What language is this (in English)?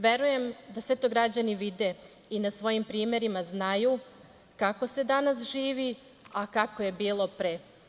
Serbian